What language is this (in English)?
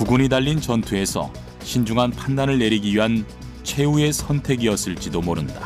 Korean